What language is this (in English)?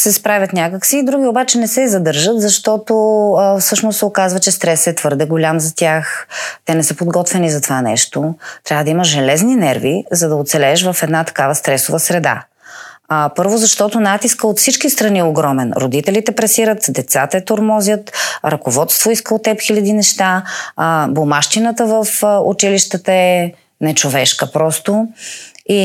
Bulgarian